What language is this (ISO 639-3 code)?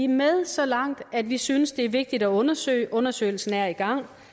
dan